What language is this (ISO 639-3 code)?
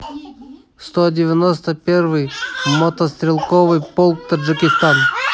rus